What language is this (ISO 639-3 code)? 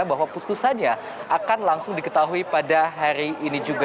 ind